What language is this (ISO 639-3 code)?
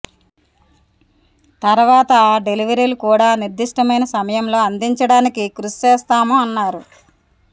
tel